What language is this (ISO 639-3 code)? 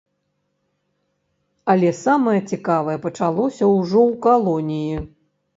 bel